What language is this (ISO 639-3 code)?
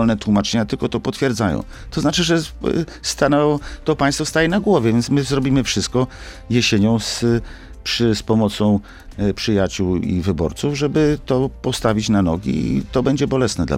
pol